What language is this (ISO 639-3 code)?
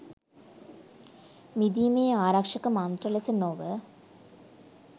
sin